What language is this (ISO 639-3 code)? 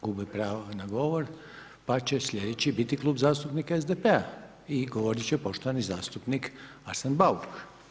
hrv